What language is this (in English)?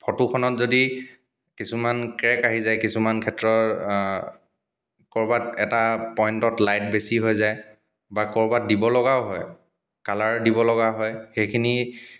Assamese